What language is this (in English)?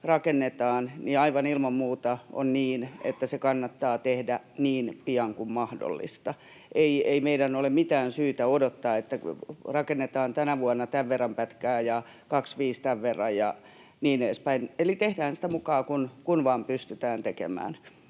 Finnish